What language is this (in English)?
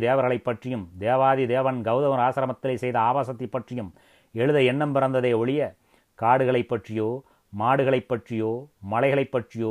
Tamil